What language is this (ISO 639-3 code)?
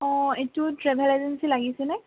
asm